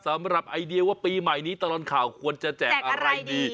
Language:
Thai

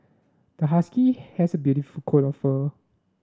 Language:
English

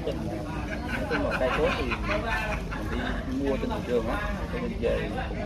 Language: Vietnamese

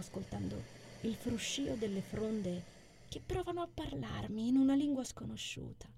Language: Italian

